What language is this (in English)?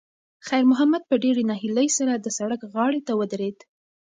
Pashto